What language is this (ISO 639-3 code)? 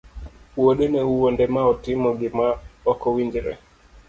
luo